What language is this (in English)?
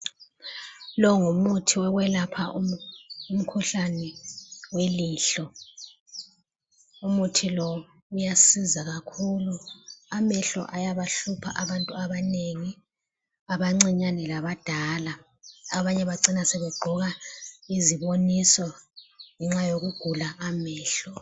North Ndebele